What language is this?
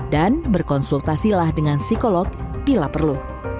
Indonesian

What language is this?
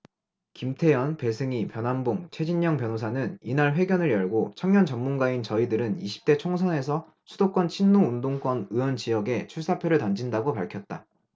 Korean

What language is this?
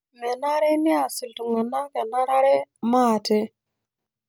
Masai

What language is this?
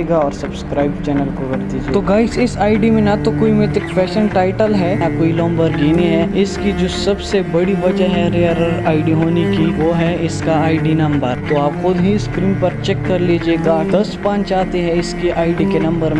Hindi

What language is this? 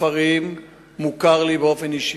Hebrew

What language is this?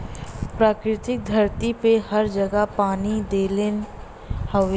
Bhojpuri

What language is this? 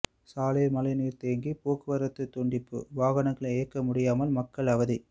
Tamil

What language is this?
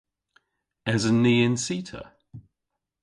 Cornish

